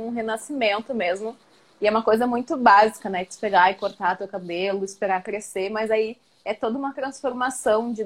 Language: Portuguese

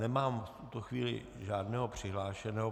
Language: Czech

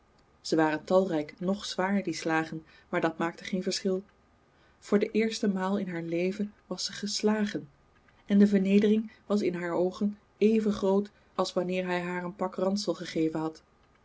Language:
Dutch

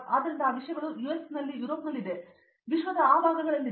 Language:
Kannada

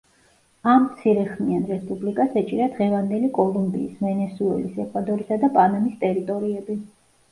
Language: Georgian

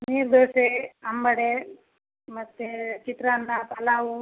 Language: Kannada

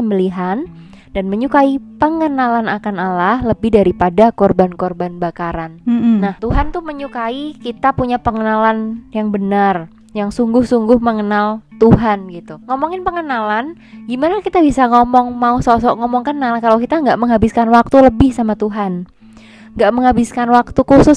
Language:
Indonesian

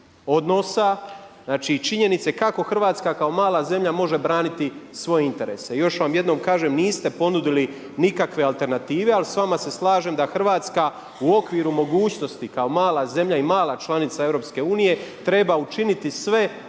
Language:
Croatian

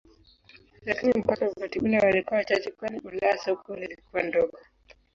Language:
Swahili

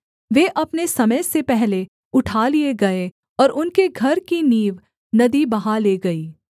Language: Hindi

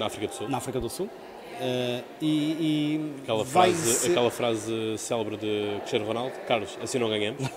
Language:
Portuguese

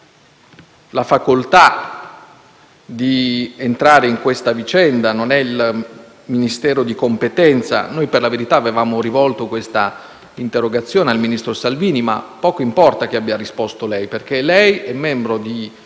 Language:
Italian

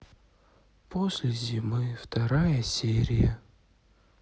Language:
Russian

